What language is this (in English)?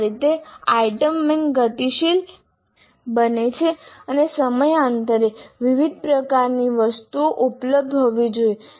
Gujarati